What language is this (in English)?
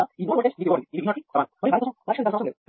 Telugu